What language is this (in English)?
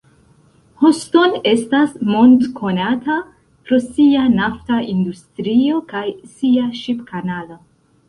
Esperanto